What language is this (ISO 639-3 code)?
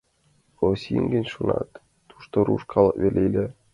chm